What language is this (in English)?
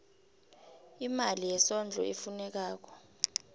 South Ndebele